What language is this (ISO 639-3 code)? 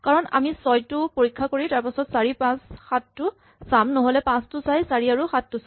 asm